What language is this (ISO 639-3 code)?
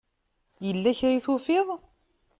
kab